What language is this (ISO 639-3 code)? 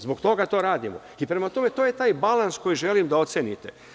srp